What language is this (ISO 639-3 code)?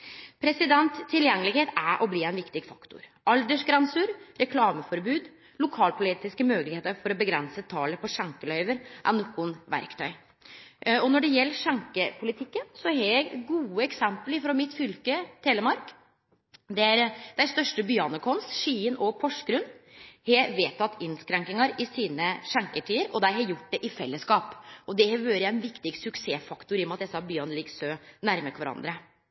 nno